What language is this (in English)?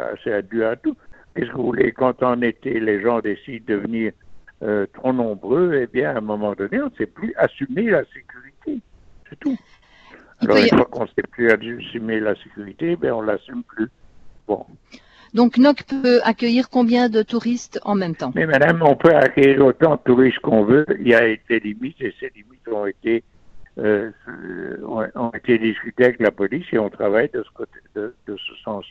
French